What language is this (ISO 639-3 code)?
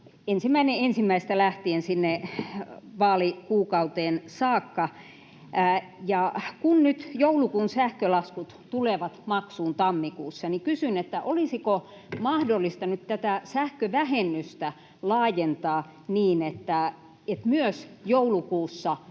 fin